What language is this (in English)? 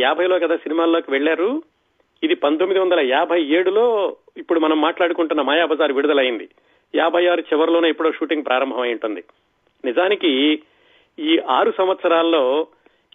Telugu